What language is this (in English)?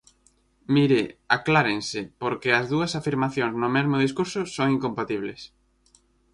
Galician